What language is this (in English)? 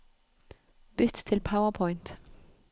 Norwegian